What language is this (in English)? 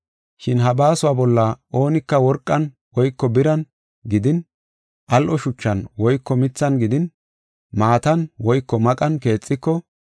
Gofa